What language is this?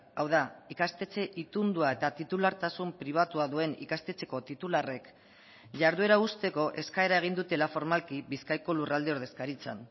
Basque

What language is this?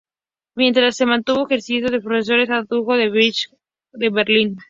Spanish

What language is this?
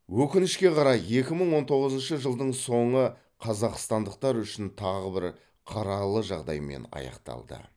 Kazakh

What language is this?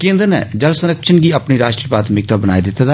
Dogri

